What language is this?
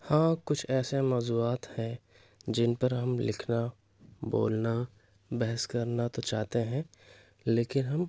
Urdu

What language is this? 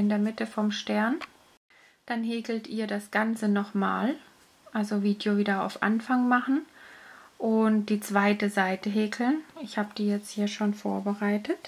German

